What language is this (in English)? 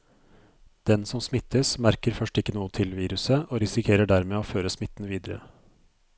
Norwegian